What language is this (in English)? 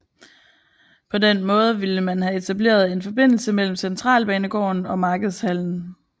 Danish